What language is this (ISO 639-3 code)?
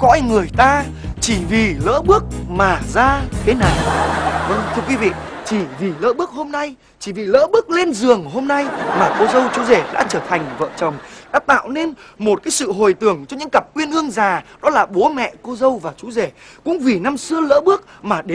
vie